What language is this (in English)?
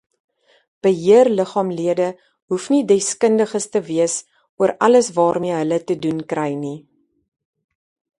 Afrikaans